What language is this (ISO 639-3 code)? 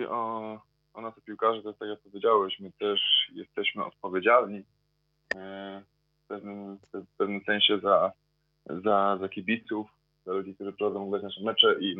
pol